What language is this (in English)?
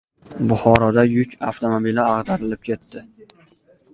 Uzbek